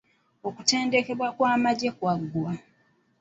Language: Ganda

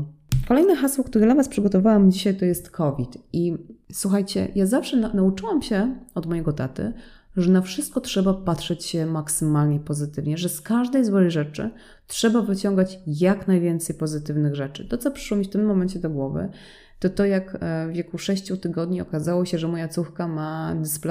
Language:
Polish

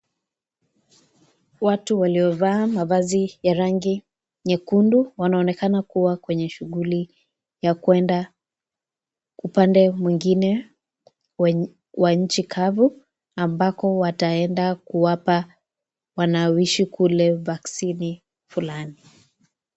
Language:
Swahili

